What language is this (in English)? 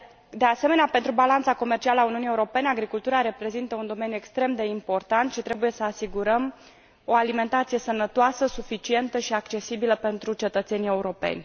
Romanian